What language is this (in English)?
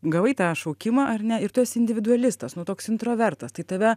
Lithuanian